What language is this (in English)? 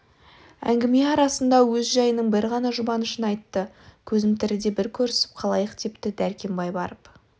Kazakh